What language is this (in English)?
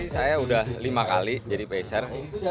Indonesian